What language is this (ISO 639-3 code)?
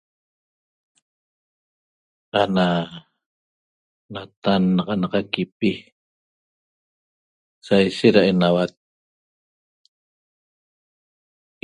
tob